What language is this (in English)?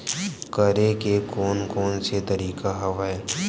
Chhattisgarhi